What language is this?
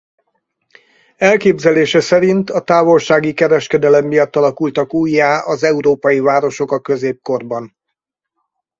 Hungarian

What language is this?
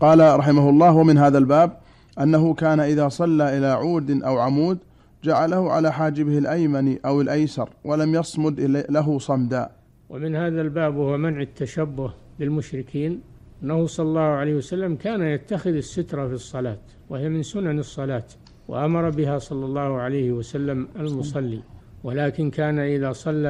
Arabic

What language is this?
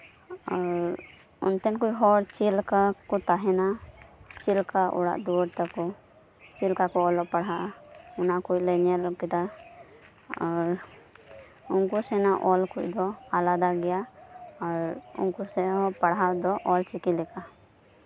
Santali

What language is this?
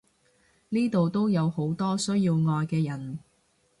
Cantonese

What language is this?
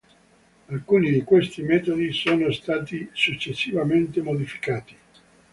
Italian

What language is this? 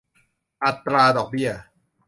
Thai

